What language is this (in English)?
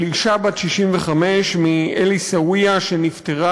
Hebrew